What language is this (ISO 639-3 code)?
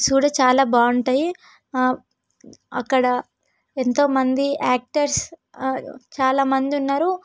tel